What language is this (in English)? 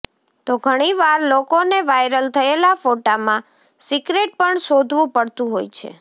Gujarati